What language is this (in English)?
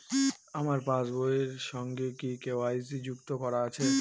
Bangla